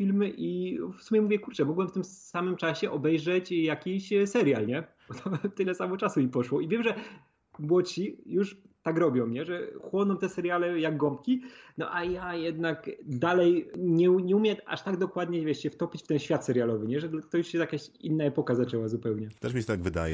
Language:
Polish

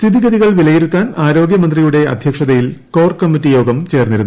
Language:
Malayalam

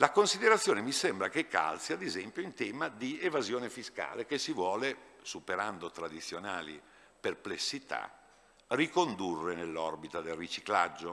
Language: Italian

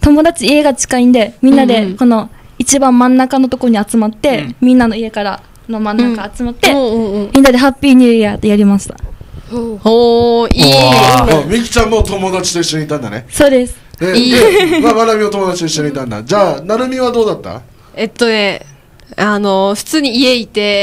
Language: Japanese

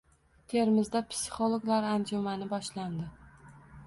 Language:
Uzbek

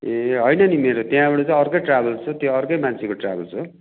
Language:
Nepali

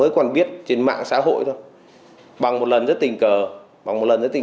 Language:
Vietnamese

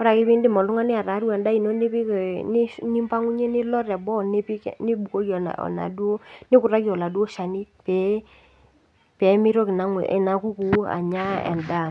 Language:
Masai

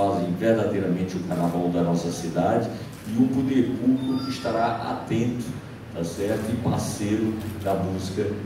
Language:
Portuguese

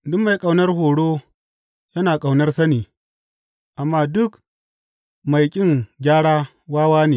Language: Hausa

